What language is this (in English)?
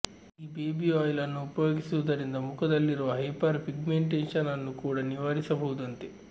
Kannada